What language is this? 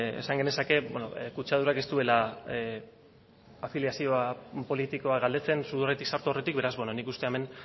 Basque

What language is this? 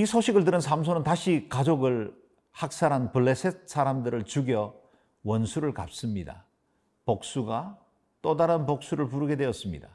Korean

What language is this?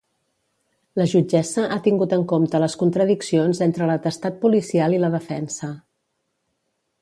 Catalan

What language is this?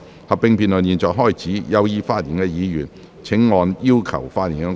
Cantonese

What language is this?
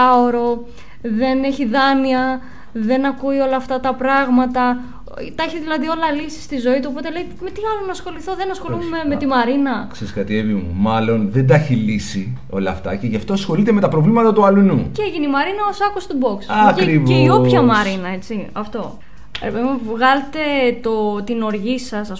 Greek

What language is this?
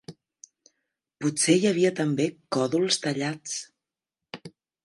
Catalan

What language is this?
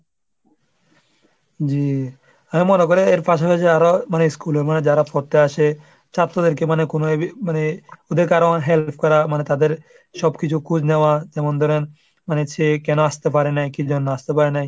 Bangla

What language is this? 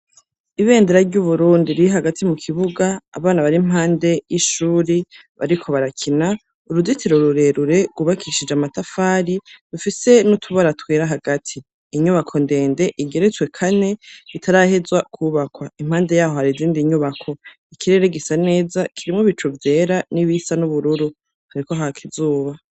Rundi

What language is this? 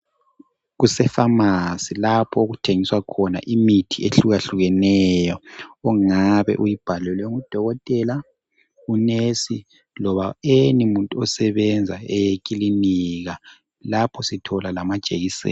North Ndebele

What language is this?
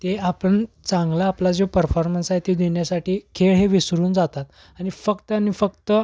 Marathi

